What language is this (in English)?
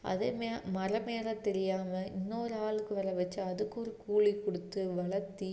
Tamil